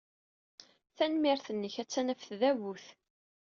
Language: Kabyle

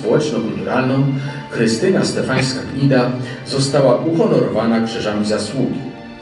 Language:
Polish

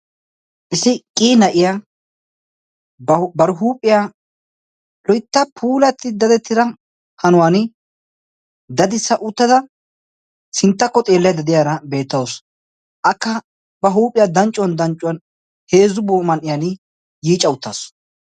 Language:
Wolaytta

